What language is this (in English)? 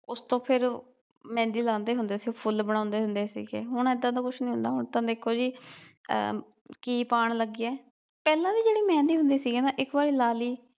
Punjabi